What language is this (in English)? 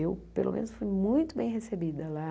Portuguese